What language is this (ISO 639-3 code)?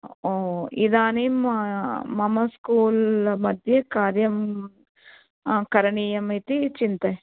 san